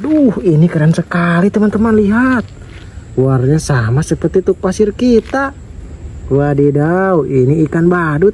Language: Indonesian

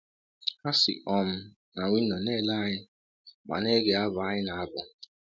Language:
Igbo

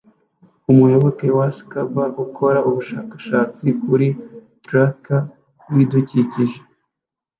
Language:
Kinyarwanda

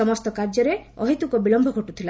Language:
Odia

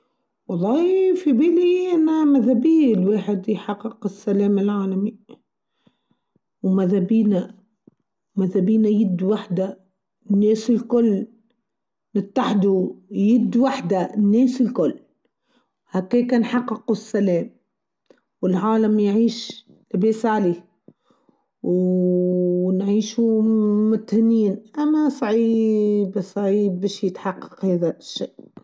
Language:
Tunisian Arabic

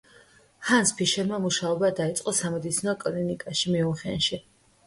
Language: Georgian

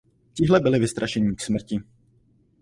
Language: Czech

